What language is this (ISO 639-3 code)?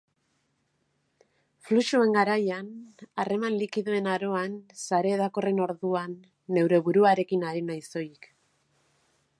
eus